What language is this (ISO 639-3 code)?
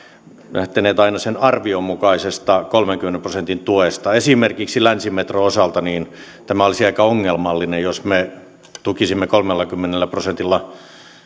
fin